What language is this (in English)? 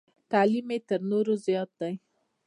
Pashto